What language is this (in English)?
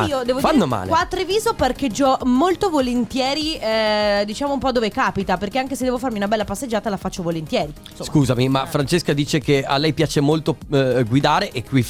Italian